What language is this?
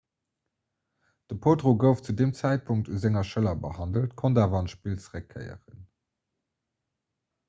Luxembourgish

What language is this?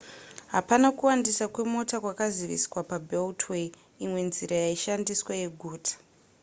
Shona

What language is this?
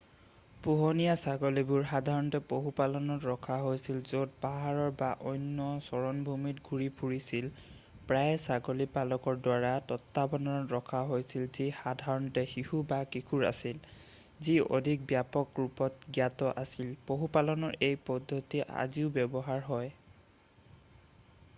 Assamese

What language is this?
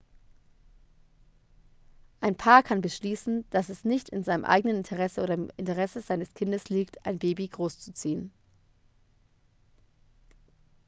German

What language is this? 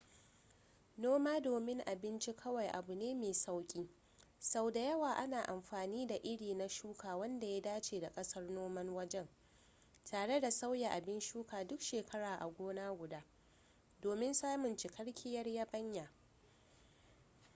Hausa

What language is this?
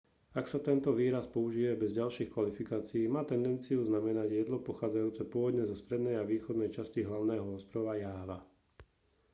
Slovak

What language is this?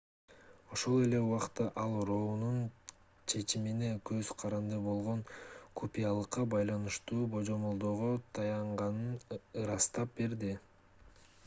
Kyrgyz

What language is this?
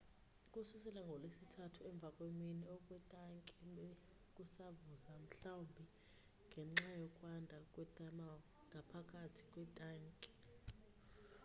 Xhosa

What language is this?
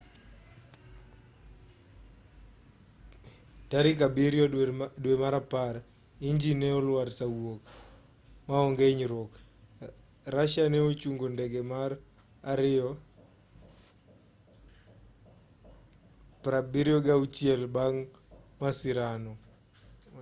Luo (Kenya and Tanzania)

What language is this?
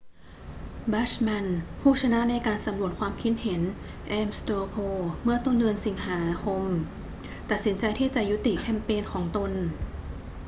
Thai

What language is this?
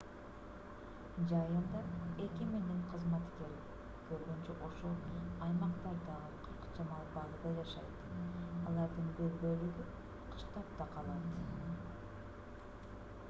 Kyrgyz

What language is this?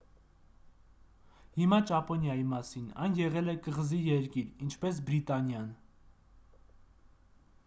Armenian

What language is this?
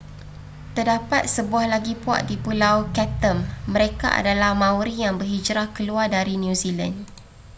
Malay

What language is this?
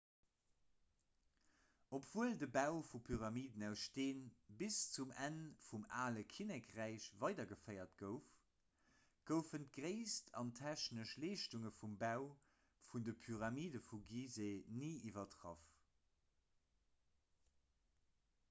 Luxembourgish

